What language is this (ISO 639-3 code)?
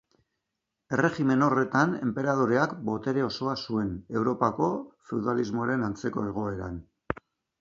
eus